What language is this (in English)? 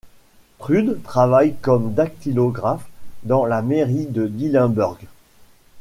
French